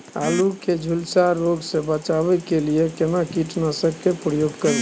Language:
Maithili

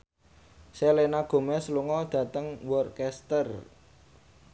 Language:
Javanese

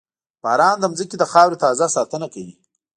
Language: Pashto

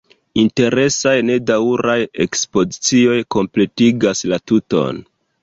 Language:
Esperanto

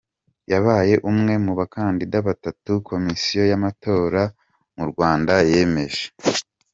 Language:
Kinyarwanda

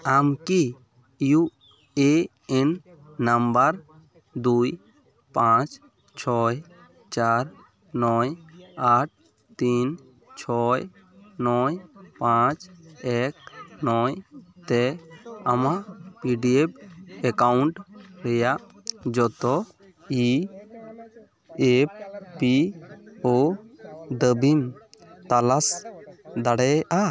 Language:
Santali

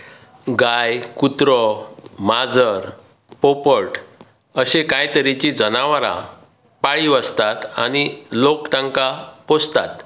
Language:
Konkani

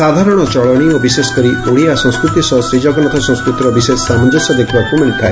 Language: Odia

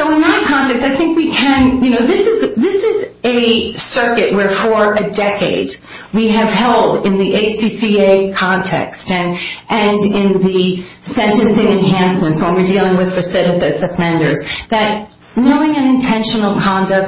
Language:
English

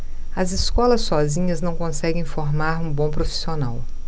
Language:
Portuguese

